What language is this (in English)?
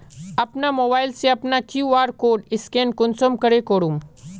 Magahi